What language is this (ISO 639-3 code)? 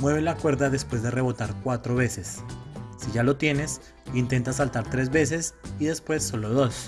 spa